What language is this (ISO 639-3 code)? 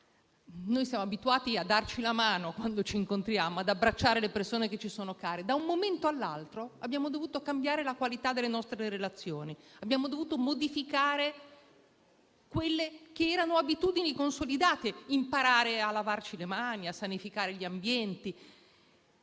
ita